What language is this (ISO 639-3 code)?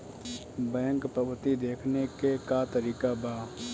bho